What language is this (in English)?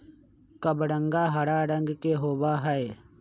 Magahi